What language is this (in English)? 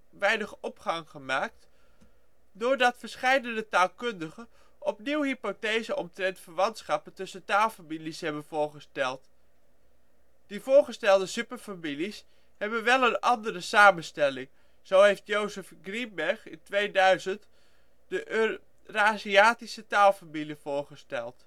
Dutch